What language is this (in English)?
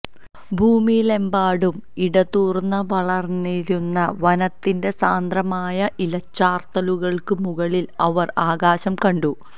Malayalam